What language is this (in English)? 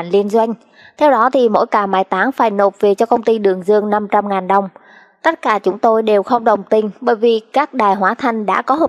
Vietnamese